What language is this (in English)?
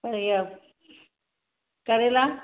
Sindhi